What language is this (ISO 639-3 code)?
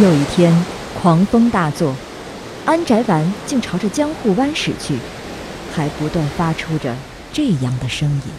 zho